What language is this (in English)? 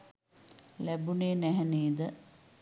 Sinhala